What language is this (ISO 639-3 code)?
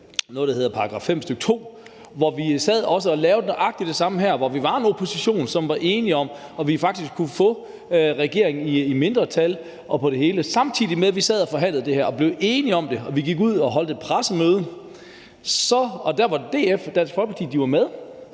dan